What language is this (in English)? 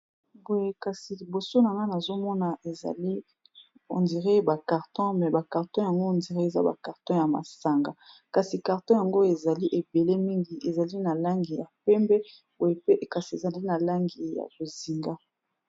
Lingala